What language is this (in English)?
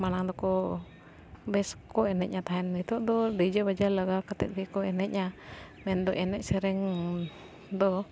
Santali